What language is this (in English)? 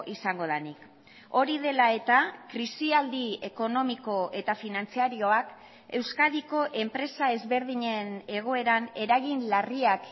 Basque